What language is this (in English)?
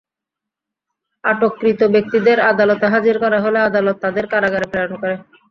Bangla